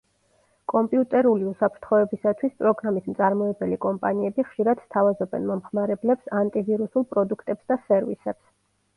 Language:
Georgian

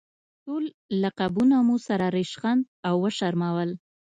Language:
Pashto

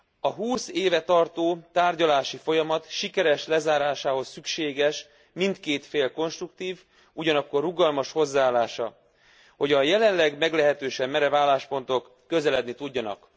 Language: Hungarian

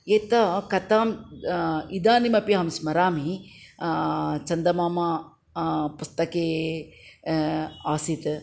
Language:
Sanskrit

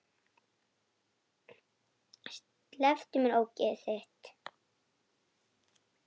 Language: Icelandic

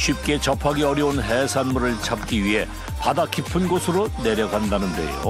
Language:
Korean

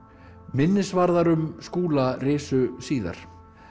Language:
Icelandic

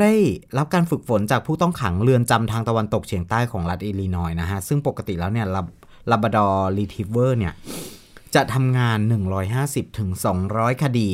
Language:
Thai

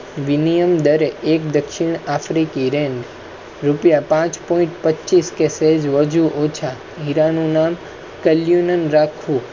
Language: Gujarati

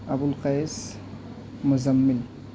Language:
Urdu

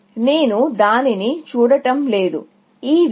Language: Telugu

